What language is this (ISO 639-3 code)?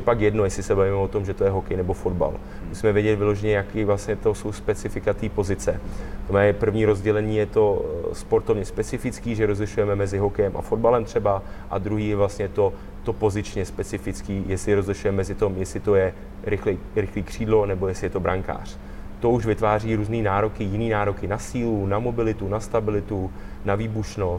ces